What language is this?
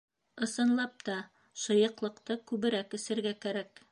Bashkir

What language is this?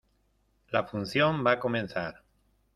Spanish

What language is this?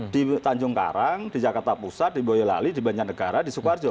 Indonesian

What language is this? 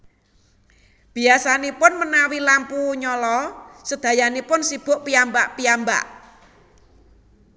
Javanese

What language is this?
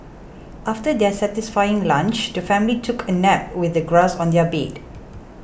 English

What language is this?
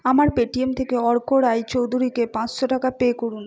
Bangla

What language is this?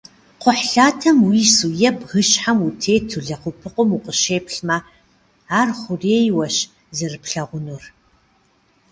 Kabardian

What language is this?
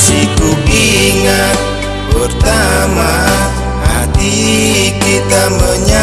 Indonesian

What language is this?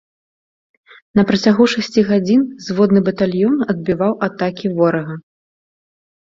Belarusian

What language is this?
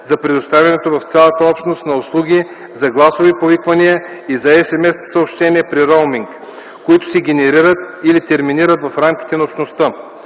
Bulgarian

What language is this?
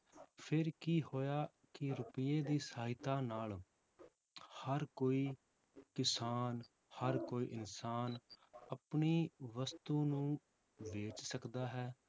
Punjabi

